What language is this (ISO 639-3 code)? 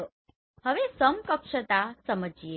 guj